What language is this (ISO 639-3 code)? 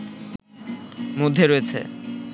ben